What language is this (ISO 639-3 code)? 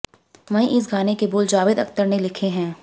hin